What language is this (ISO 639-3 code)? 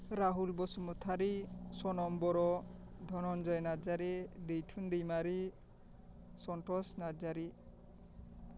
brx